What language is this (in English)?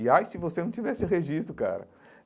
Portuguese